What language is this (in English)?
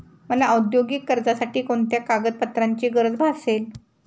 Marathi